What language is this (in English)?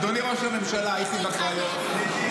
Hebrew